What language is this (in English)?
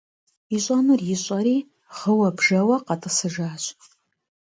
Kabardian